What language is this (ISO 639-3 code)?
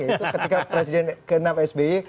ind